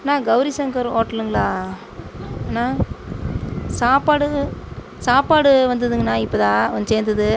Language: Tamil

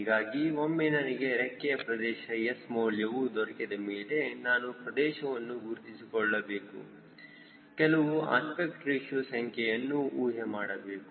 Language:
Kannada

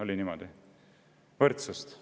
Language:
Estonian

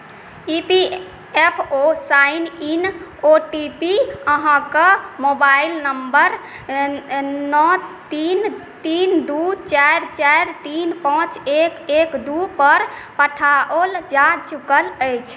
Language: Maithili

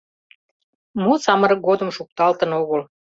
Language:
Mari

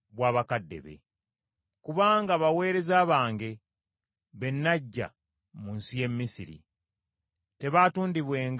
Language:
Ganda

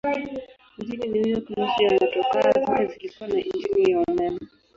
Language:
Swahili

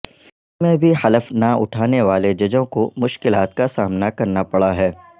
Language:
Urdu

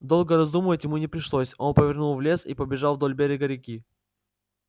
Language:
Russian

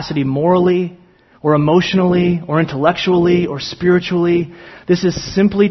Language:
English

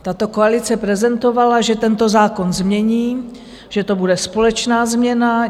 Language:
Czech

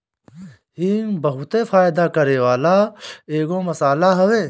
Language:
Bhojpuri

